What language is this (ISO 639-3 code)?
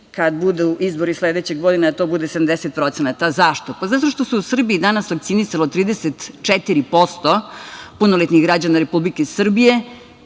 srp